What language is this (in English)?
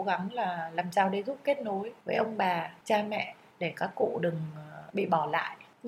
Vietnamese